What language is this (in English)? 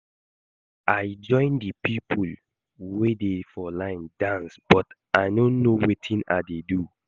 Nigerian Pidgin